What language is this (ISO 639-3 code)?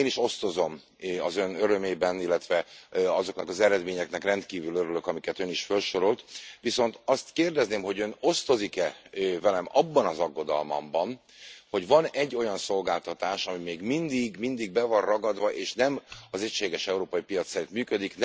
hun